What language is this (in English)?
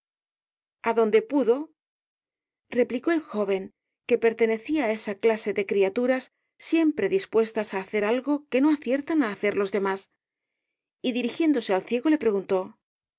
Spanish